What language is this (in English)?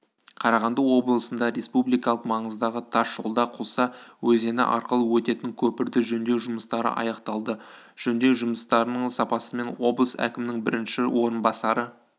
Kazakh